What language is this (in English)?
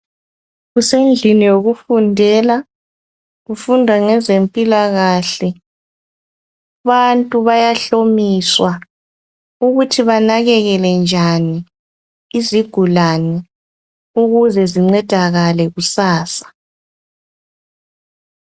North Ndebele